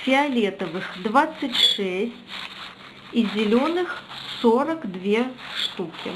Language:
Russian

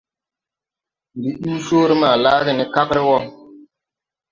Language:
Tupuri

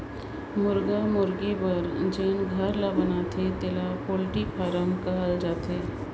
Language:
Chhattisgarhi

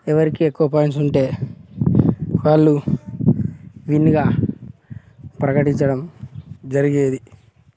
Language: Telugu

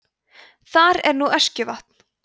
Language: Icelandic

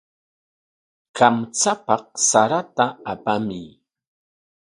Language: Corongo Ancash Quechua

